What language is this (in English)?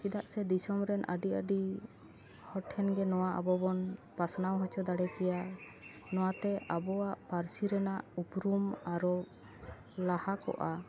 Santali